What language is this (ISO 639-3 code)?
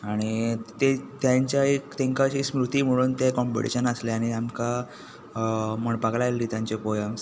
kok